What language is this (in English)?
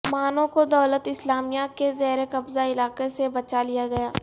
Urdu